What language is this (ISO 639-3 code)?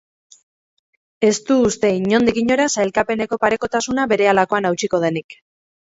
eus